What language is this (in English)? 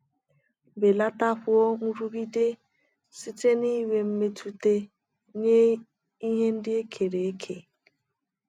Igbo